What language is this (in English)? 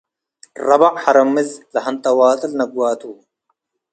Tigre